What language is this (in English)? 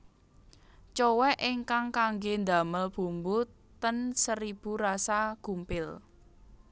Javanese